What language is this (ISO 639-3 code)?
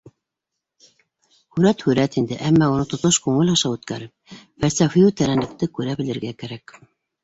bak